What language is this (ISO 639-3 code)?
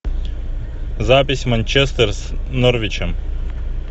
rus